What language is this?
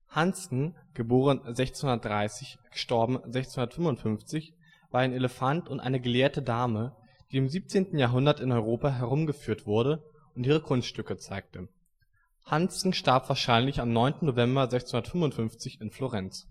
German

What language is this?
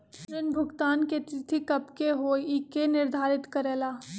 Magahi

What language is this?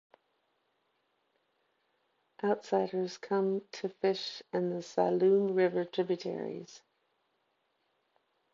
English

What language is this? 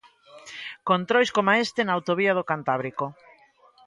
Galician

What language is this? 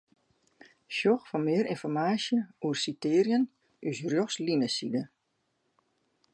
Western Frisian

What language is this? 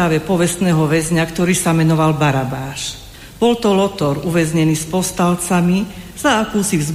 Slovak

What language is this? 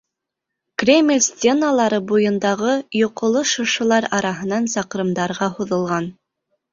Bashkir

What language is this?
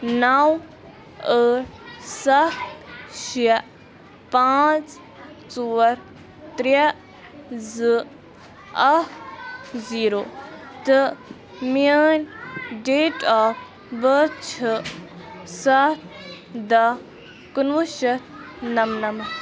Kashmiri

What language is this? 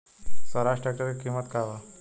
Bhojpuri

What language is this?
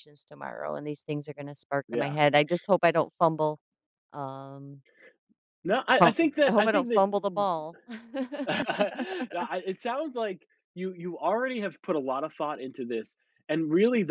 English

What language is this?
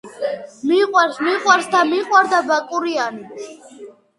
Georgian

